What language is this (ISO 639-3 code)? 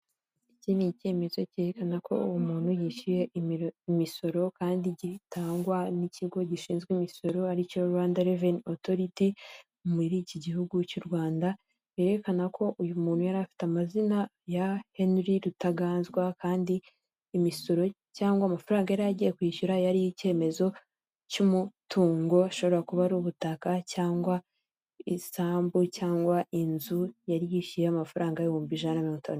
kin